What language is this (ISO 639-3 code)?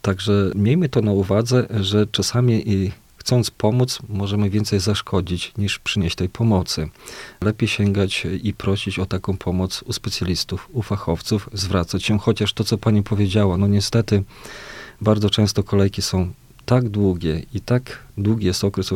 pol